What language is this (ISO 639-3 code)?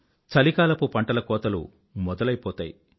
tel